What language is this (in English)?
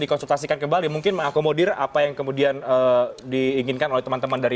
Indonesian